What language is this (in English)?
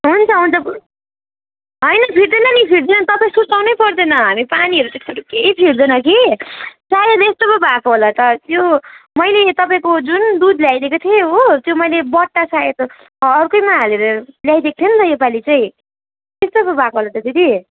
Nepali